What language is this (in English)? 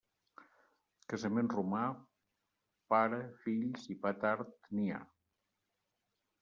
Catalan